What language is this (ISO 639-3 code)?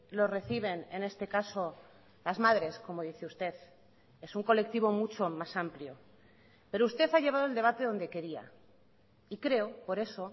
spa